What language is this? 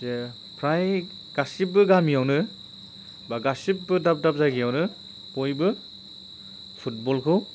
Bodo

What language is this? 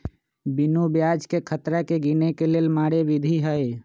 Magahi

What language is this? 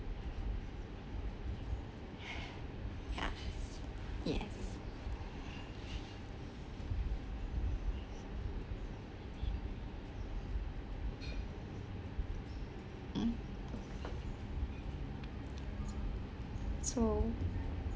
English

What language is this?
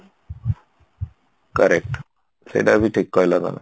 Odia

